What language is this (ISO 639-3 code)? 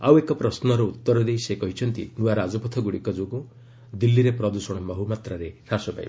ori